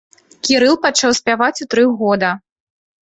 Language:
Belarusian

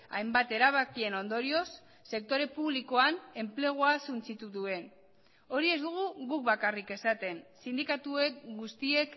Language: Basque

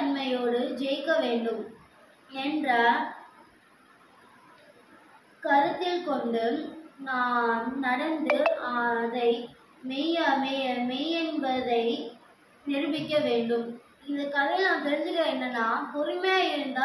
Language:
Romanian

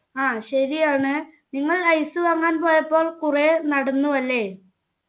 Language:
Malayalam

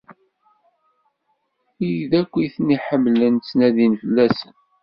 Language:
Kabyle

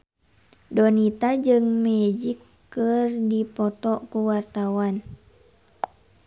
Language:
Sundanese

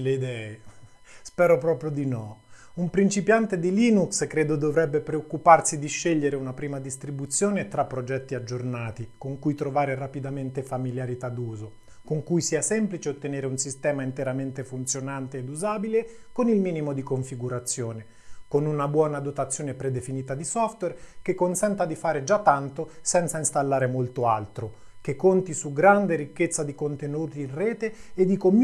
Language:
Italian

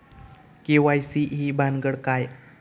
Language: Marathi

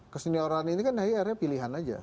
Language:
Indonesian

